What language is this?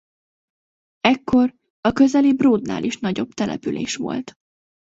Hungarian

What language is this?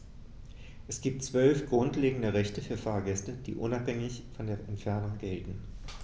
German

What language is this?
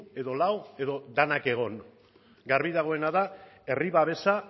Basque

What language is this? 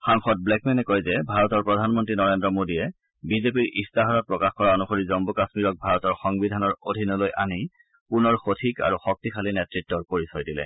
Assamese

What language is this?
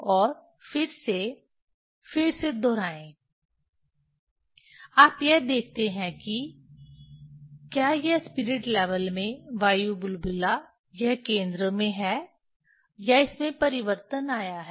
Hindi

